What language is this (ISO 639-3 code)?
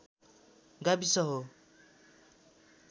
nep